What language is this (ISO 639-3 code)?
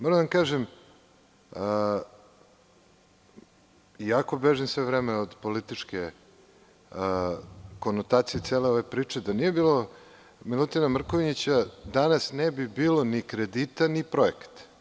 srp